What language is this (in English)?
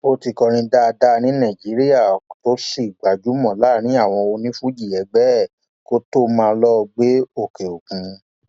Yoruba